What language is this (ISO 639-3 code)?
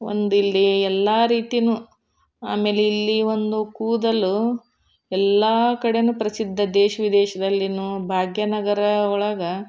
kan